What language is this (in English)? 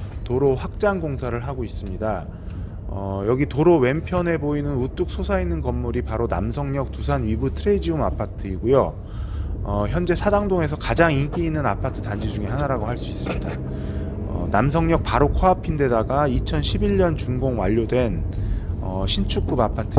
Korean